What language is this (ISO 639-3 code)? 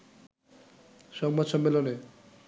ben